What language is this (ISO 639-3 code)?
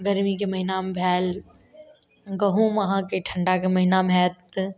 mai